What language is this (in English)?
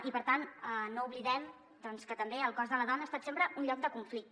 Catalan